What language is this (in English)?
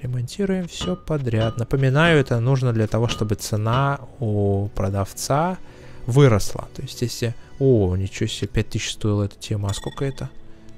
Russian